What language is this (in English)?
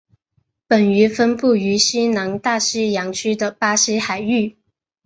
Chinese